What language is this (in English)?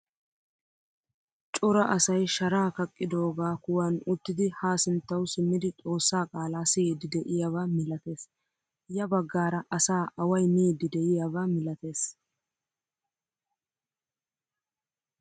Wolaytta